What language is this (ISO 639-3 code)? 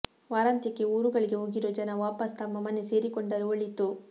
kan